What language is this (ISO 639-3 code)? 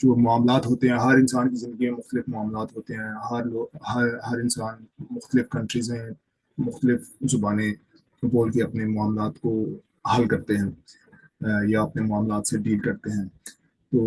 urd